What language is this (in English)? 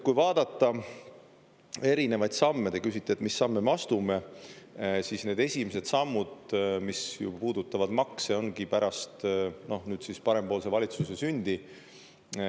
Estonian